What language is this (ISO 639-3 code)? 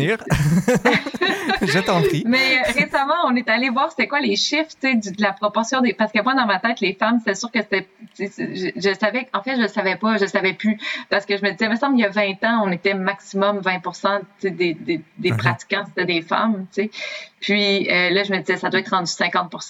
fra